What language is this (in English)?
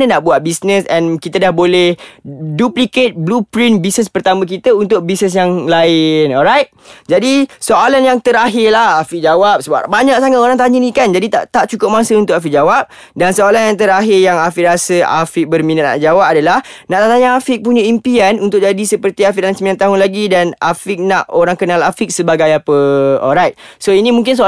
Malay